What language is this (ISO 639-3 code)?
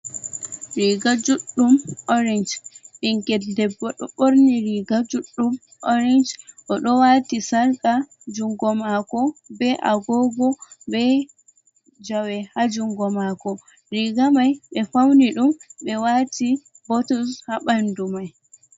ful